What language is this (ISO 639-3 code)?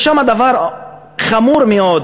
heb